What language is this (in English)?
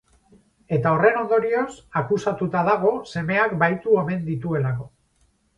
Basque